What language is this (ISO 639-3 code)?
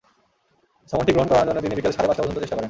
ben